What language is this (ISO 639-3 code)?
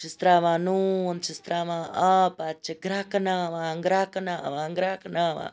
kas